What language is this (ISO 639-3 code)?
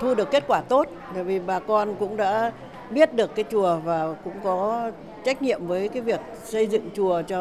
vie